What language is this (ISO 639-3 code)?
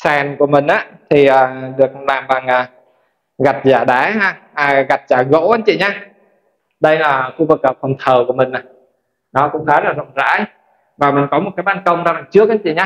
vie